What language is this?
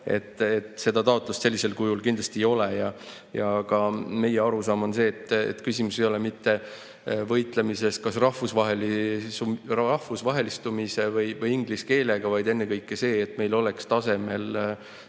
Estonian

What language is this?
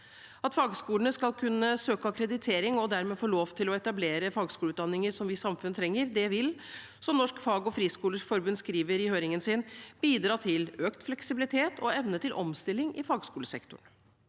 Norwegian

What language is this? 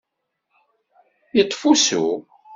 Kabyle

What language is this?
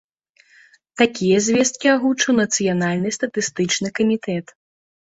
Belarusian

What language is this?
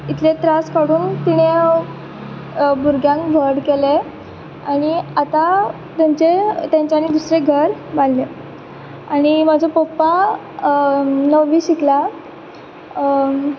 Konkani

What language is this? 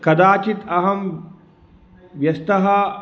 Sanskrit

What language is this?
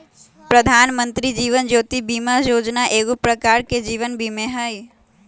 Magahi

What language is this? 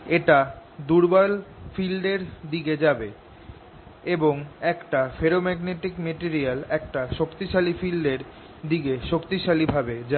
Bangla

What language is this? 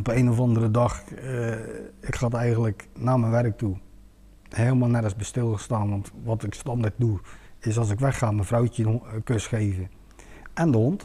Dutch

